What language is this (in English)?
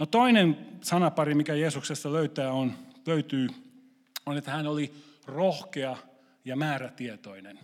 Finnish